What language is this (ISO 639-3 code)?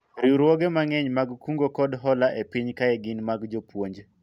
luo